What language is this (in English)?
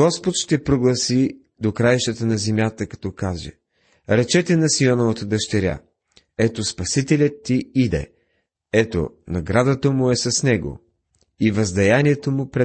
Bulgarian